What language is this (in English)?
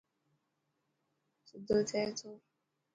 Dhatki